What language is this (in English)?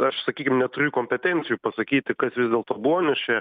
Lithuanian